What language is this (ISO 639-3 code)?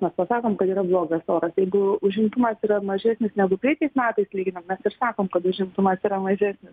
lit